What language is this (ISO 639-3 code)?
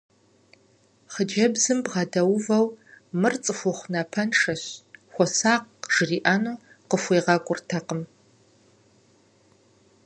kbd